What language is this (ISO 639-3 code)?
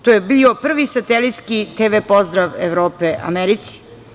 srp